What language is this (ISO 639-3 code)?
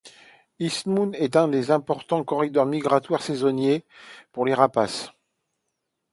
fra